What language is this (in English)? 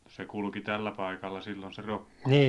Finnish